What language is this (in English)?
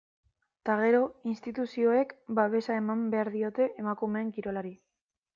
Basque